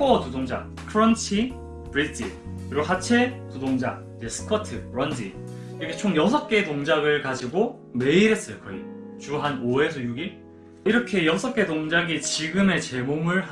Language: Korean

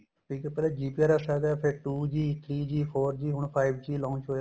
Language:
Punjabi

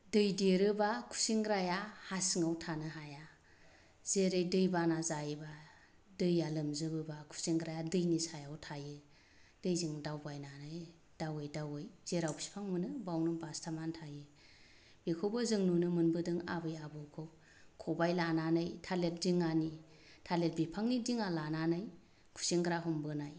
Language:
Bodo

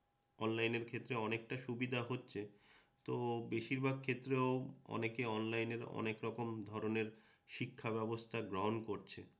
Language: Bangla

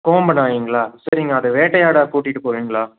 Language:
Tamil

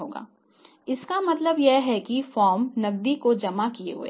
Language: Hindi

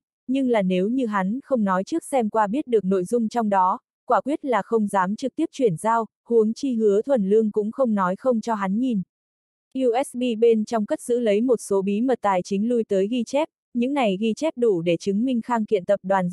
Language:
Vietnamese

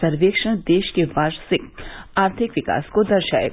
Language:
Hindi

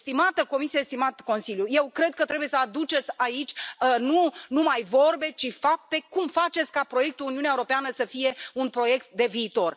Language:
Romanian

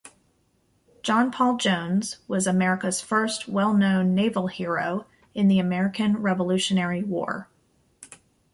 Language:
English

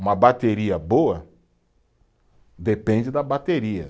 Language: Portuguese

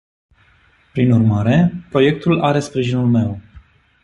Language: Romanian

